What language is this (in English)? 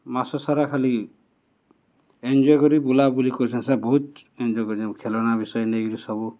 Odia